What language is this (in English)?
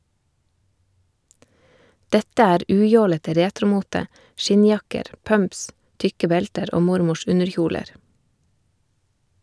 Norwegian